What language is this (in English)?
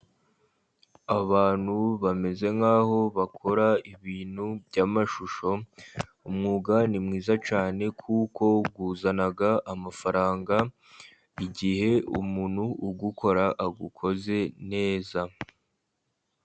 Kinyarwanda